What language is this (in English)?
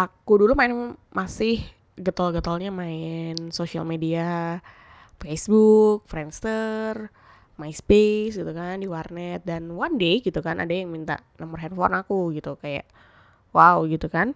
Indonesian